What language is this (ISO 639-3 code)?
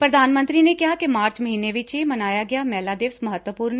pan